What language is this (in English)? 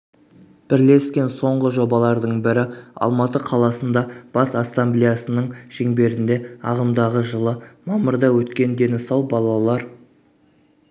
Kazakh